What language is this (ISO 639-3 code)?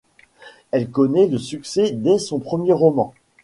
fra